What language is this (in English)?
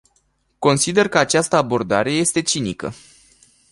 Romanian